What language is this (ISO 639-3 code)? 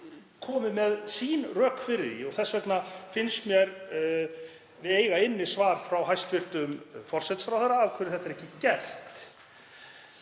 isl